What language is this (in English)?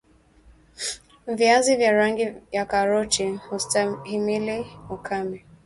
Swahili